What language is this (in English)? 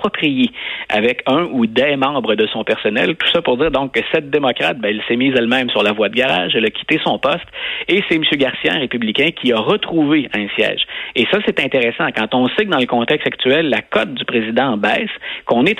French